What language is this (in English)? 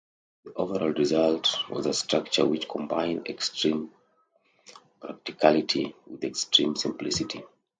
English